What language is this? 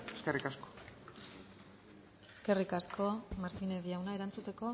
Basque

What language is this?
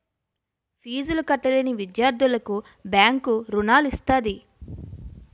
Telugu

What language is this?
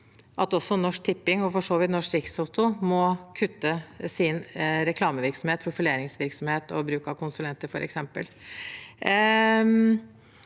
Norwegian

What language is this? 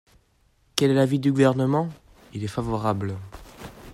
French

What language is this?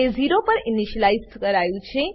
Gujarati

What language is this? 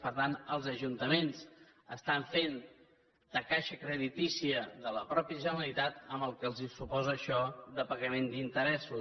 Catalan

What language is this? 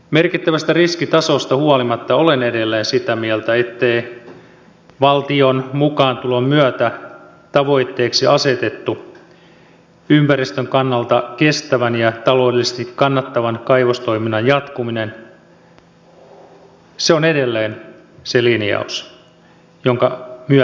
Finnish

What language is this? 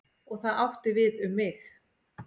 Icelandic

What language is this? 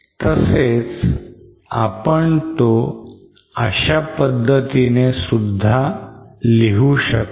Marathi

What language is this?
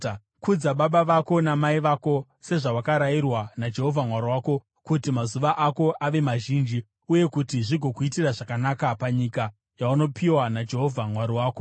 Shona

